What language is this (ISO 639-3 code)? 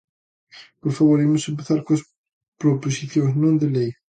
glg